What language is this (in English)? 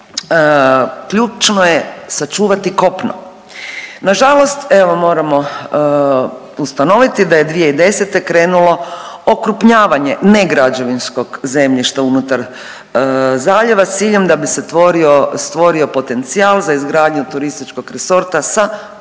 Croatian